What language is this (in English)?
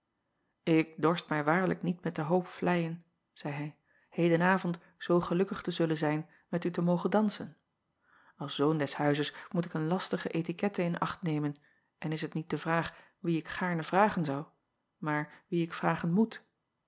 Dutch